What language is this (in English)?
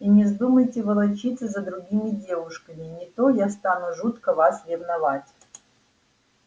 Russian